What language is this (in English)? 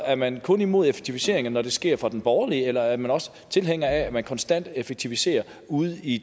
Danish